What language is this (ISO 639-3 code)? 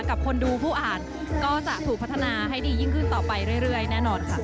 tha